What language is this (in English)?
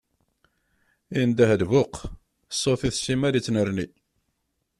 Kabyle